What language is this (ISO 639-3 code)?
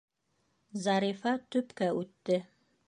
bak